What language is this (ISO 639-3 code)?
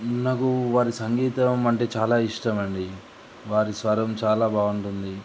tel